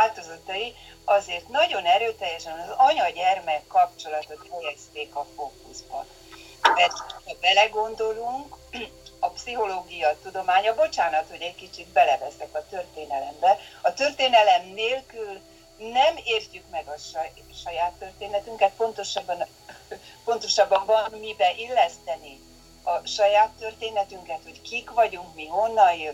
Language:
Hungarian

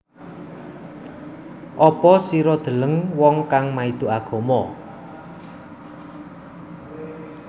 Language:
Javanese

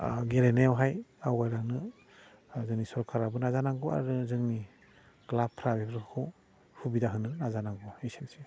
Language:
Bodo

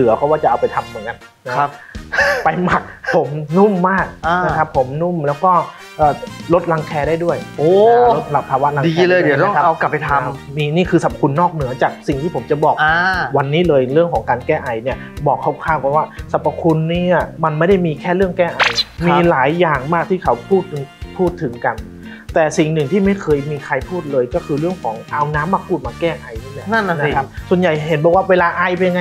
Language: Thai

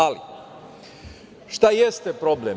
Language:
Serbian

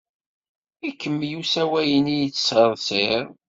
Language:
Kabyle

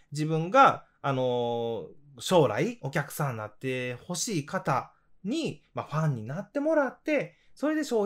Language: Japanese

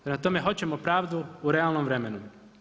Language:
Croatian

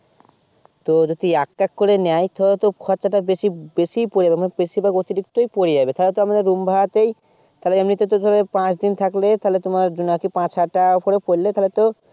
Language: Bangla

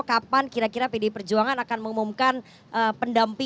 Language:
Indonesian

